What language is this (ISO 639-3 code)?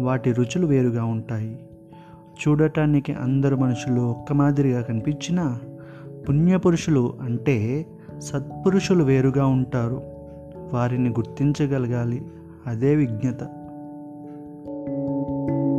tel